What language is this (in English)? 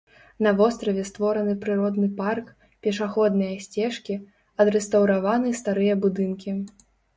Belarusian